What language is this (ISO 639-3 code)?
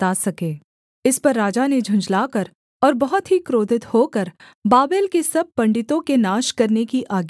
hin